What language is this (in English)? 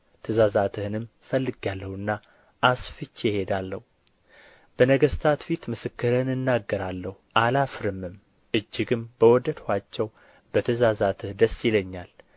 Amharic